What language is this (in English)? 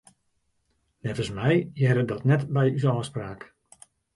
Western Frisian